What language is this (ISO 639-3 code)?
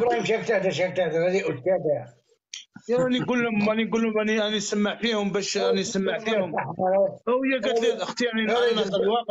ara